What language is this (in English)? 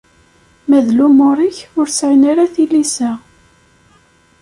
Kabyle